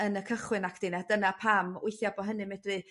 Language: Welsh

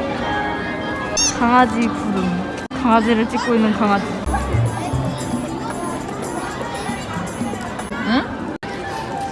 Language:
Korean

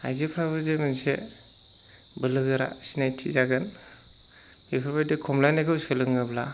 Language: Bodo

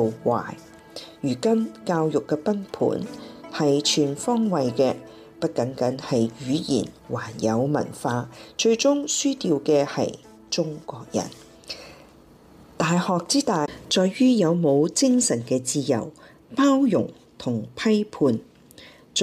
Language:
Chinese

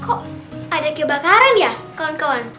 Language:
Indonesian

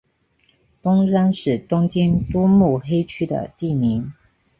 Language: Chinese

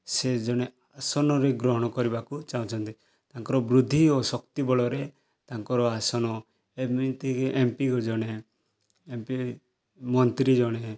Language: Odia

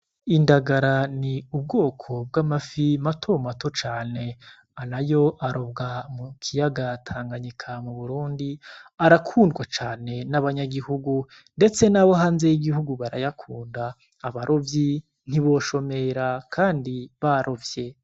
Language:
Rundi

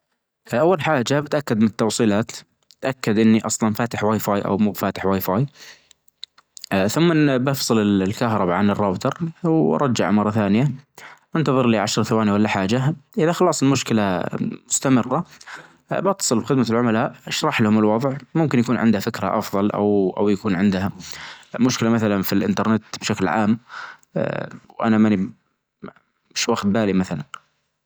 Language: Najdi Arabic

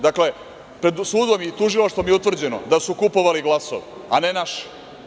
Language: Serbian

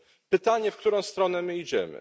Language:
Polish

